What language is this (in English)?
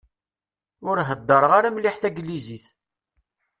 Kabyle